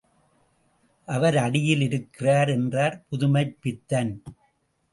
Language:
Tamil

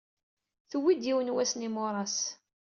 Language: Kabyle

